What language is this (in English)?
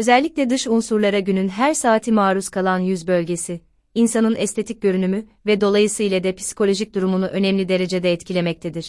Turkish